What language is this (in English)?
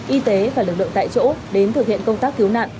Vietnamese